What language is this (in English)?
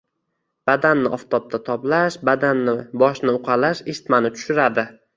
Uzbek